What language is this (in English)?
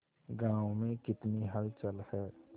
Hindi